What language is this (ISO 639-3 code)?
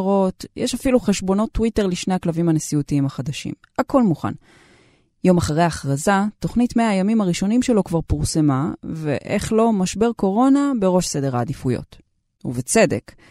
heb